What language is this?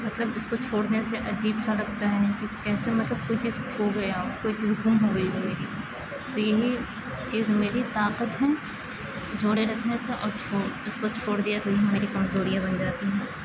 Urdu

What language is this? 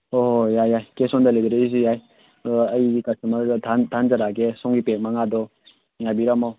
Manipuri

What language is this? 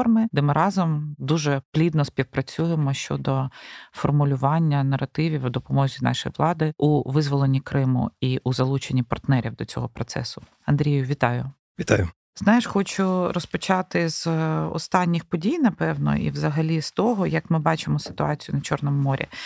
Ukrainian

